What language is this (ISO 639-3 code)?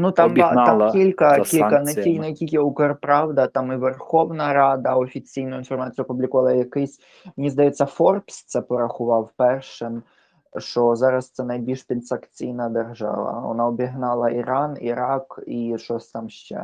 ukr